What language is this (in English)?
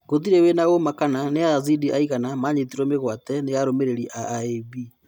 Kikuyu